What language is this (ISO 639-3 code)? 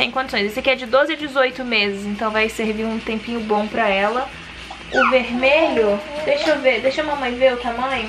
por